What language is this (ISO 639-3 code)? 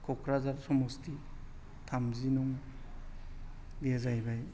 brx